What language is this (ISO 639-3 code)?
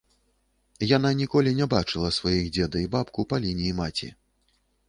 bel